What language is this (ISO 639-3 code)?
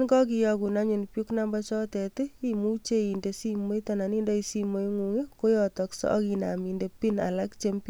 kln